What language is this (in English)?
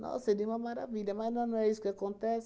Portuguese